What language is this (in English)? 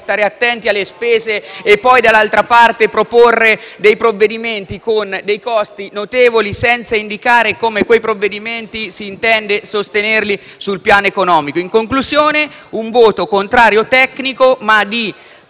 Italian